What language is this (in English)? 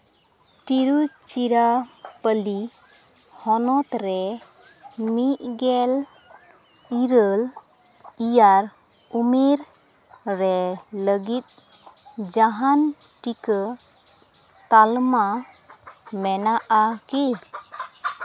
Santali